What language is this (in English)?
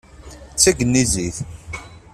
Kabyle